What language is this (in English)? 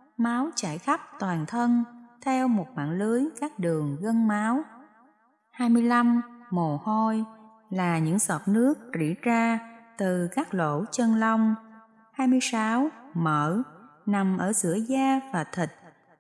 Vietnamese